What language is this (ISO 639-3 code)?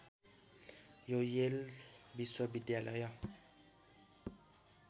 nep